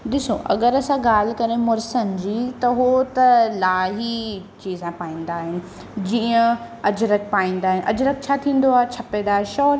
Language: Sindhi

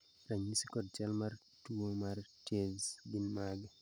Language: Luo (Kenya and Tanzania)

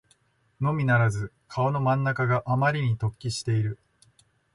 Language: Japanese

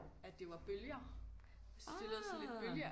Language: Danish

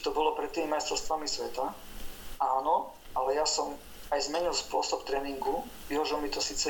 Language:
Slovak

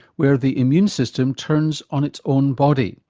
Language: English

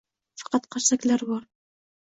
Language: Uzbek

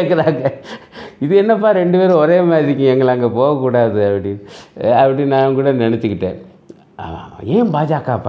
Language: Tamil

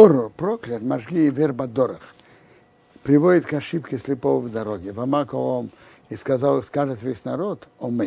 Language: Russian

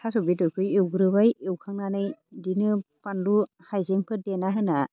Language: Bodo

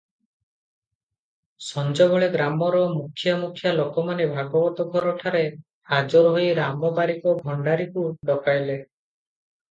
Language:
Odia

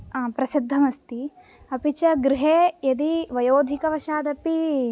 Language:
Sanskrit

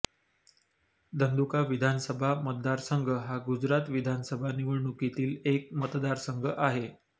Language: Marathi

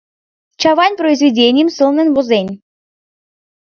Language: Mari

